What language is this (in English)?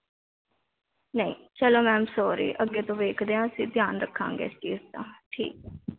Punjabi